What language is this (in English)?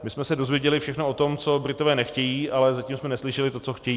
Czech